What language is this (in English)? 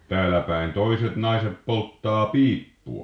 Finnish